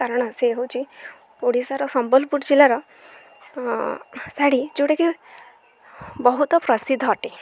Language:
Odia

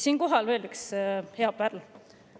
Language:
Estonian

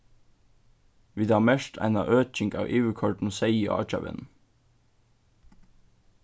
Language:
Faroese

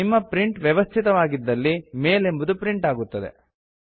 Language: Kannada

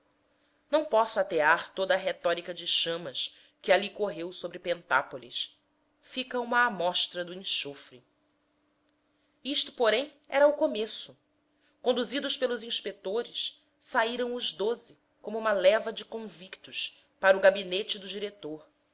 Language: Portuguese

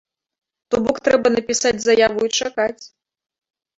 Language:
Belarusian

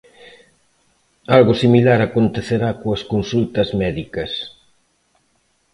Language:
Galician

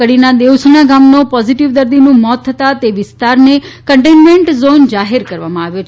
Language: Gujarati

